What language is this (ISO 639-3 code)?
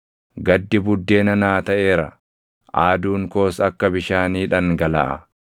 orm